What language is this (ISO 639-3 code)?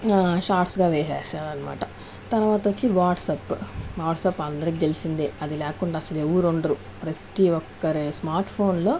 tel